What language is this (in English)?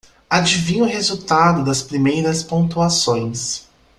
Portuguese